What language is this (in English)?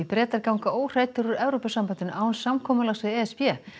Icelandic